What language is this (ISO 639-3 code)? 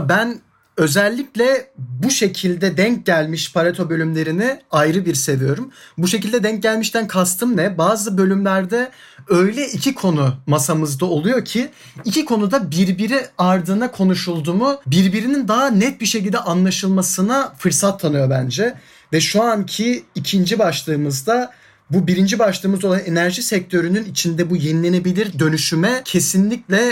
tur